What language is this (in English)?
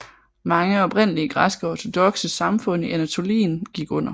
Danish